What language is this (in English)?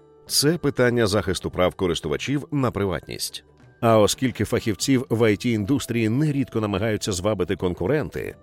Ukrainian